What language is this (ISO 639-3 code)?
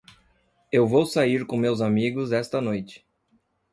por